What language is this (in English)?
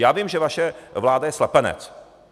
Czech